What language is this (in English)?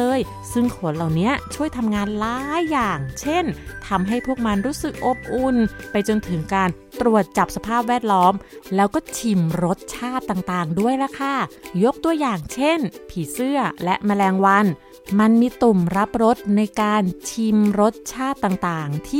Thai